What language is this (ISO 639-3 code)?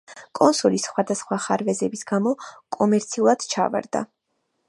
kat